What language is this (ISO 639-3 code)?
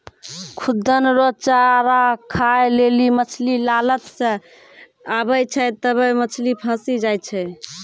mai